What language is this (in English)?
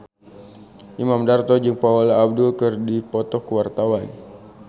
Sundanese